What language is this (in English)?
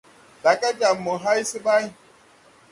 Tupuri